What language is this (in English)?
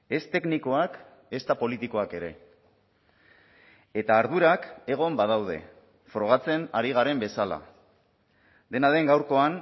Basque